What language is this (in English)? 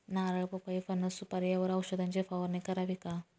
Marathi